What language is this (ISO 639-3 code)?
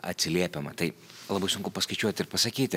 lit